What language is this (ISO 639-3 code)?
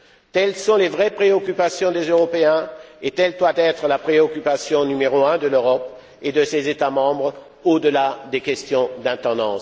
fra